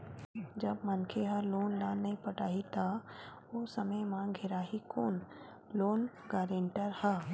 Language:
Chhattisgarhi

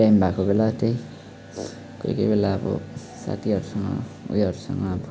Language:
Nepali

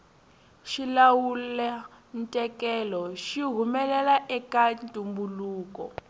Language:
Tsonga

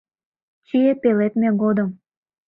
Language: Mari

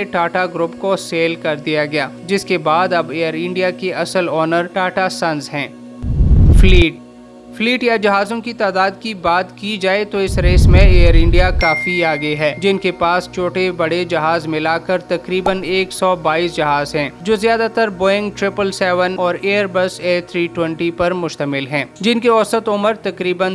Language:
Urdu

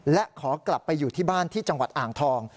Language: Thai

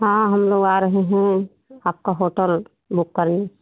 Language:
Hindi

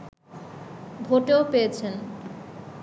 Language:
Bangla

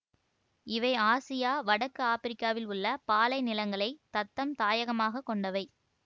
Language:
Tamil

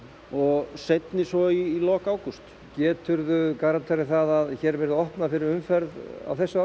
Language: Icelandic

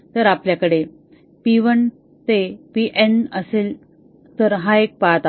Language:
Marathi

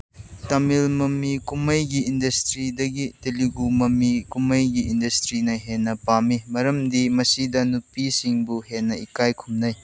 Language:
Manipuri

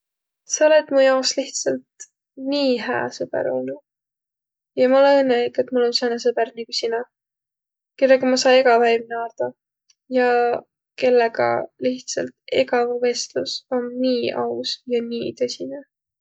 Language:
Võro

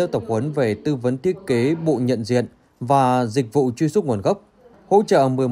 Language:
Vietnamese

